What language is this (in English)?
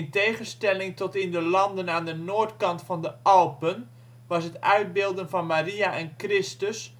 Dutch